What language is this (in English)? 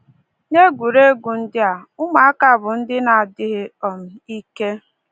Igbo